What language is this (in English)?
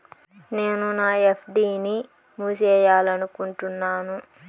Telugu